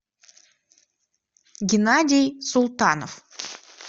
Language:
Russian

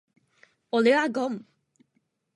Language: Japanese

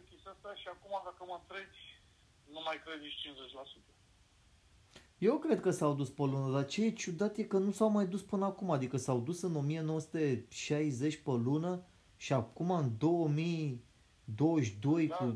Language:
Romanian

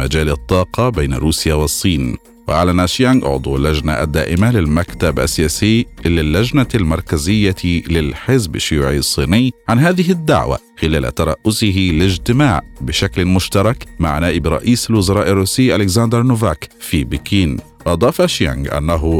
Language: Arabic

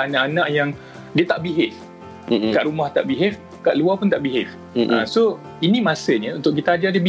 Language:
Malay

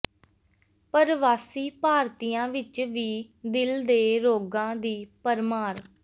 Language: Punjabi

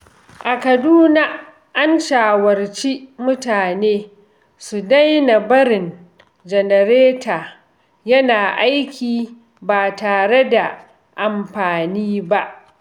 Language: Hausa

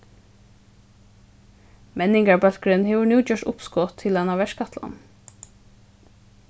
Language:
Faroese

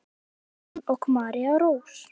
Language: Icelandic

